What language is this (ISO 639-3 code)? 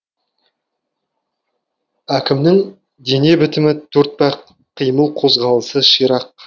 kaz